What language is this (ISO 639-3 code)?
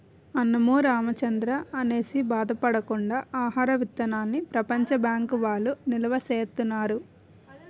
tel